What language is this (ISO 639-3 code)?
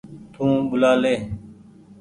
gig